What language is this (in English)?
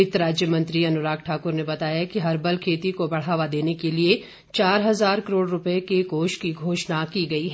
Hindi